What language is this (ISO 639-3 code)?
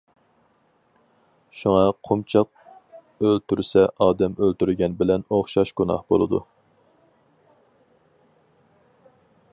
uig